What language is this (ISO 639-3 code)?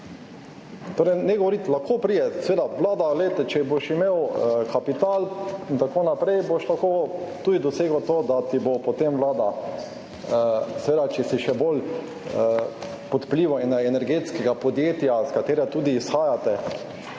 slv